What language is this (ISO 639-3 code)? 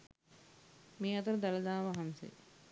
sin